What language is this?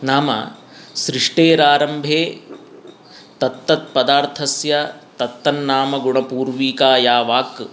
Sanskrit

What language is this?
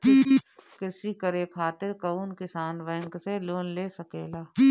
Bhojpuri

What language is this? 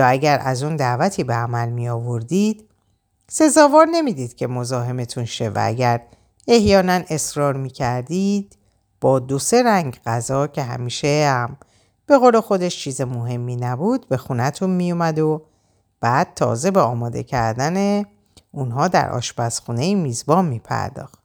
Persian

